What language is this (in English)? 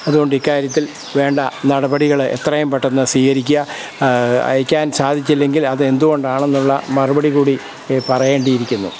Malayalam